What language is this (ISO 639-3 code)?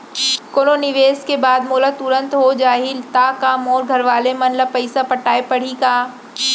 hne